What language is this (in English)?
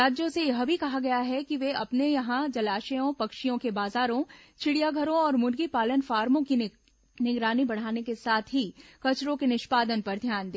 Hindi